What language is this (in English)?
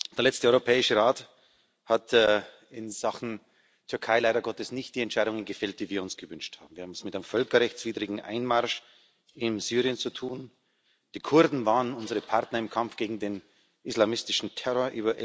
German